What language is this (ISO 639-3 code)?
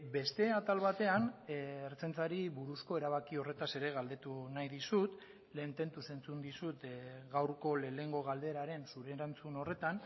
eus